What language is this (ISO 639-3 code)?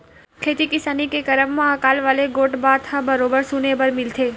hne